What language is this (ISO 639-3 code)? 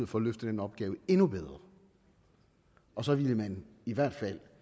dan